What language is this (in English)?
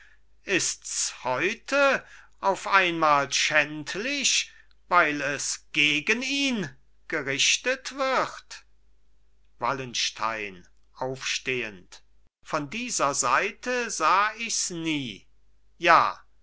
German